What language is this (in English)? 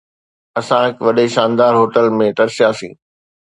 Sindhi